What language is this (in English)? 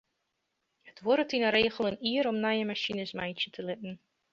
Western Frisian